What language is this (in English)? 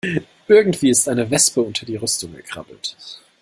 German